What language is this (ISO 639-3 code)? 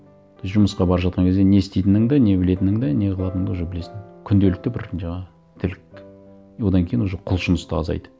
kaz